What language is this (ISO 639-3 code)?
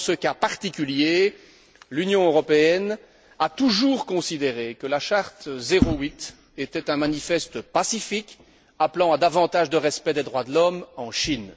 fra